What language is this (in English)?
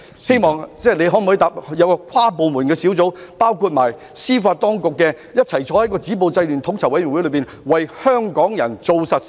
Cantonese